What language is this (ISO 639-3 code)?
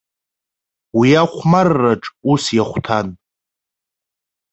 abk